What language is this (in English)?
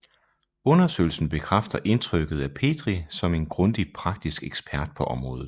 Danish